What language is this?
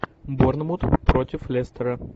Russian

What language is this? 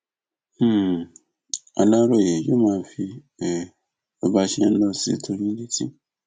Yoruba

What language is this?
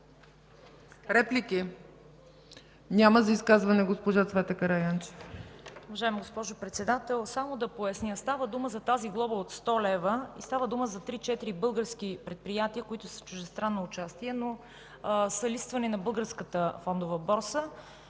Bulgarian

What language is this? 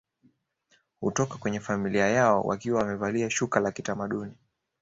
Swahili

